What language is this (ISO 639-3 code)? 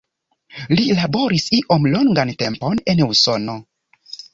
epo